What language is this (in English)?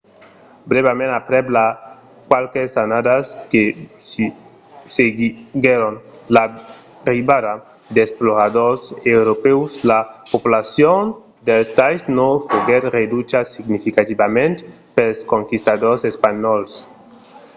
Occitan